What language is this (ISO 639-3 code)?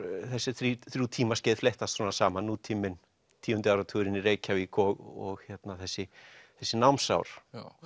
isl